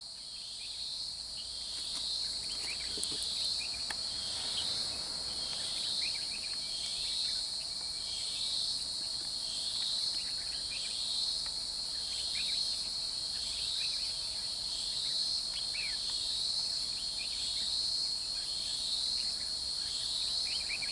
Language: Vietnamese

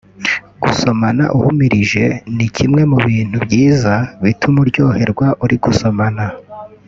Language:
Kinyarwanda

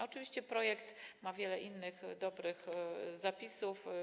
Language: Polish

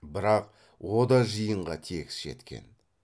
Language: Kazakh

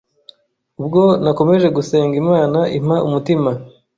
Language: Kinyarwanda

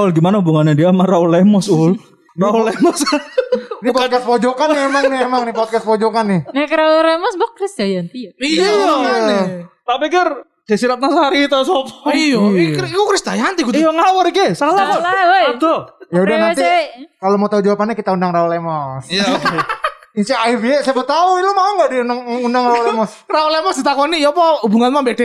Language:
Indonesian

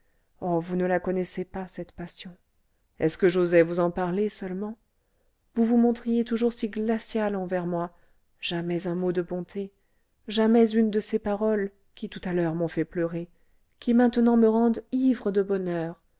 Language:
French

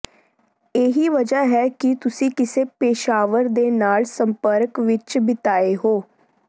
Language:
Punjabi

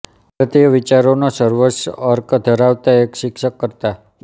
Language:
Gujarati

